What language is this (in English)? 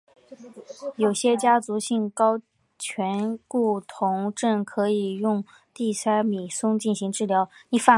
Chinese